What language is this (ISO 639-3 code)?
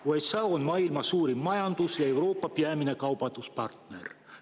est